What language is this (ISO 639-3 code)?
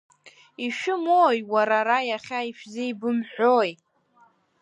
abk